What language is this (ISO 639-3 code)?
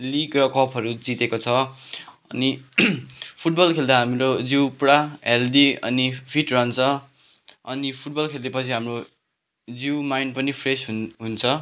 nep